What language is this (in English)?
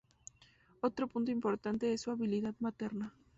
Spanish